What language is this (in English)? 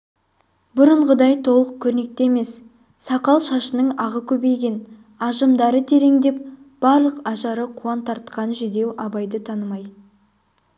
Kazakh